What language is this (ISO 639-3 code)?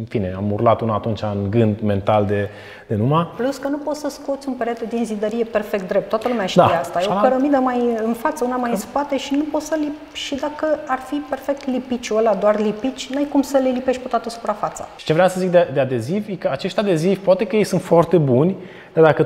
ron